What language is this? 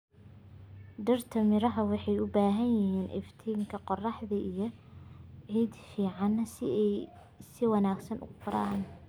Somali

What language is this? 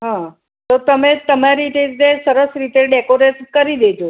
Gujarati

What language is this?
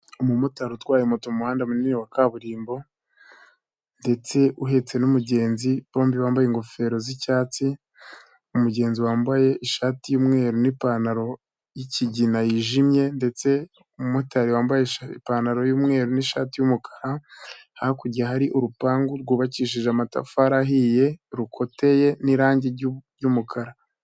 Kinyarwanda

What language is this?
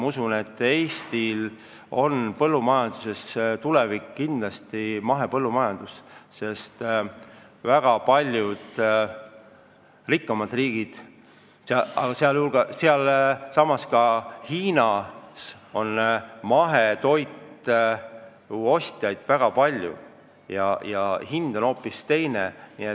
Estonian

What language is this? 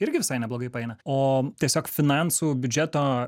Lithuanian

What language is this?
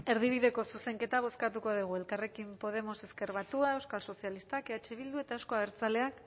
Basque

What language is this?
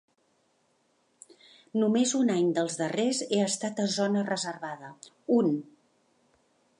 Catalan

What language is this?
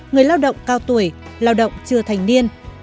Vietnamese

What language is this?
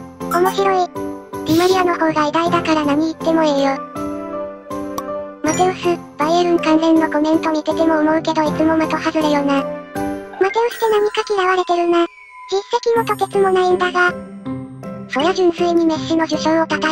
Japanese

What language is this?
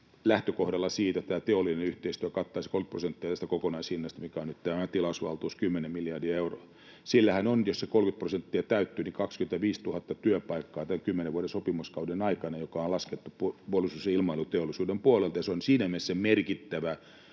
Finnish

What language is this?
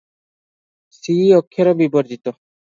Odia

